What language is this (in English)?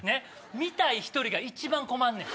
Japanese